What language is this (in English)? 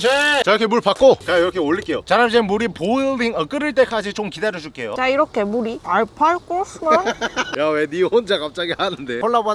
Korean